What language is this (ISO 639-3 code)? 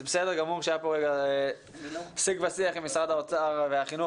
heb